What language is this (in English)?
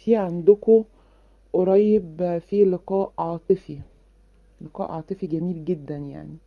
Arabic